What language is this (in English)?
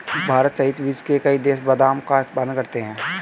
Hindi